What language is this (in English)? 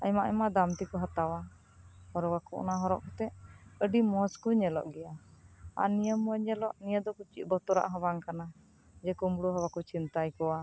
Santali